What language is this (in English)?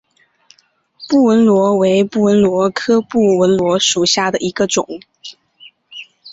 Chinese